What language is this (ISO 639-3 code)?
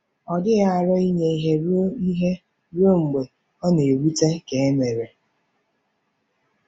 ibo